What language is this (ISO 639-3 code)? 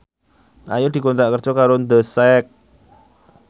jav